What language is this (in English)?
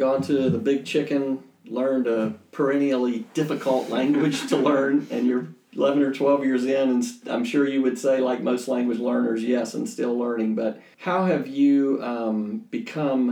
English